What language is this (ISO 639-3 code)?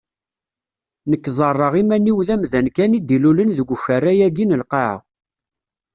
kab